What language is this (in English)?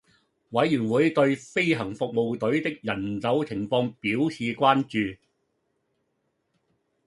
Cantonese